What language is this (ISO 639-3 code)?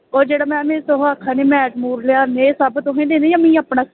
doi